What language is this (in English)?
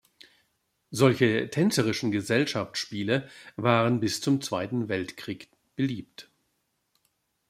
German